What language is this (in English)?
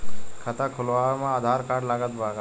Bhojpuri